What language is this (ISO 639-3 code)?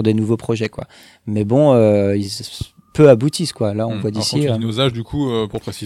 fra